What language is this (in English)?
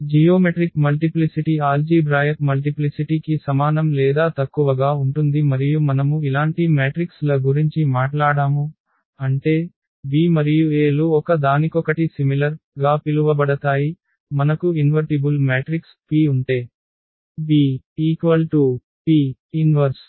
Telugu